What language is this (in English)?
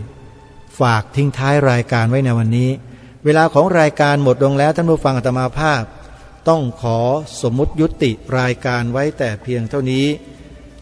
Thai